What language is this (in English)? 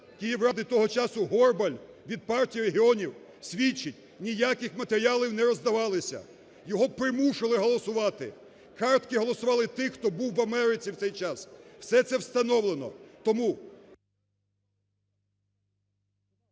Ukrainian